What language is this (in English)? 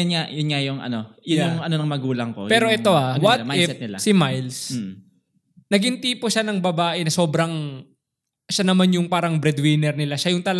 Filipino